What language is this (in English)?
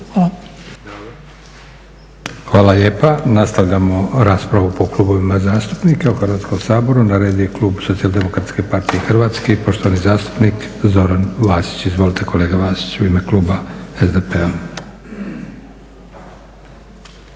Croatian